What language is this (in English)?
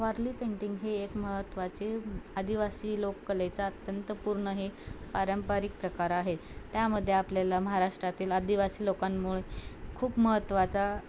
Marathi